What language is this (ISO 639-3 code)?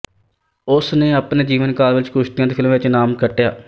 pan